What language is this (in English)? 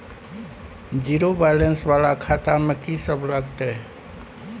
Maithili